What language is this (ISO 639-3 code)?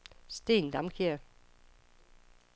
dan